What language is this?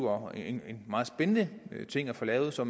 Danish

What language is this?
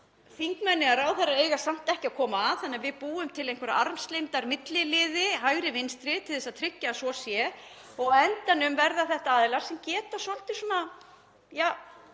Icelandic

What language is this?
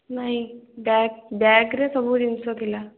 Odia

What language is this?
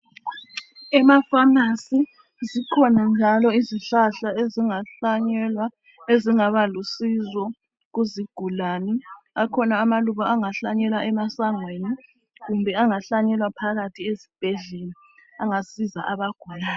North Ndebele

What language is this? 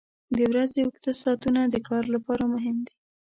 Pashto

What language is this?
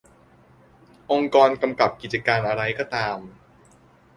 Thai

